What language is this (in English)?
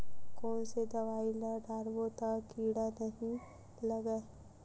Chhattisgarhi